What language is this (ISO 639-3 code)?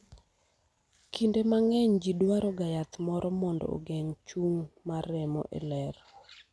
luo